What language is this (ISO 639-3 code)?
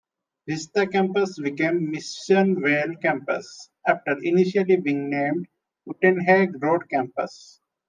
eng